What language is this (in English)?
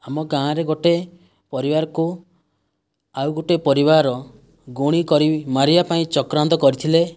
Odia